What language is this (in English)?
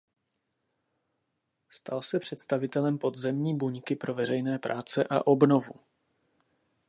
Czech